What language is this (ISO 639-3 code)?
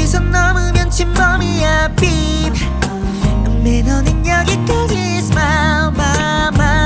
kor